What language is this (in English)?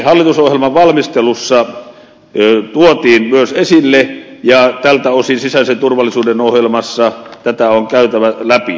Finnish